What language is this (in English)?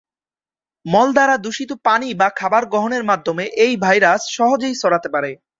Bangla